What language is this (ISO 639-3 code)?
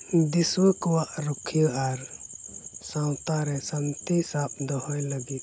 sat